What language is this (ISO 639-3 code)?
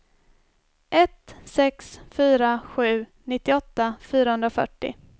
swe